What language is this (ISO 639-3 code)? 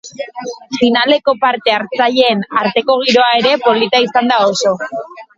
eus